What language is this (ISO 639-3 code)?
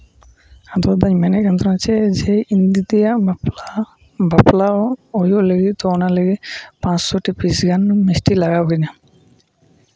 sat